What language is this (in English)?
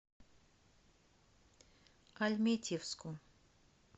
Russian